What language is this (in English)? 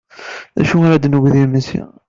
Kabyle